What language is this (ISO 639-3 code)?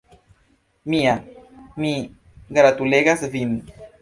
epo